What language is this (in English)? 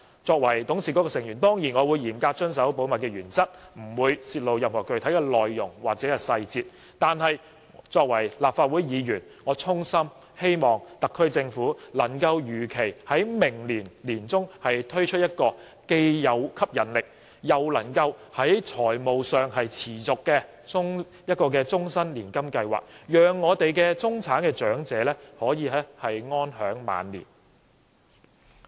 Cantonese